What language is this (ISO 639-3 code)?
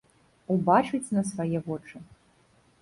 bel